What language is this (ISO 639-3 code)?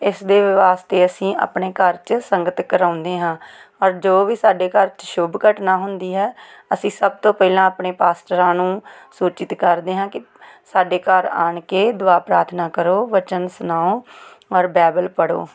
pan